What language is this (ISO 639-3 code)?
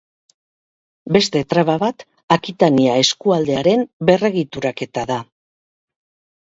eus